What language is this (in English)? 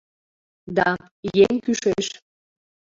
Mari